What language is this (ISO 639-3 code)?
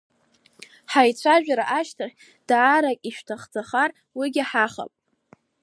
abk